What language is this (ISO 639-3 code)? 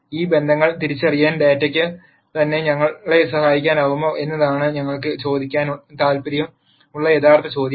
mal